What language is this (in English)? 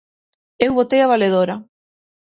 Galician